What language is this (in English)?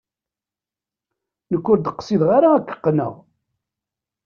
Kabyle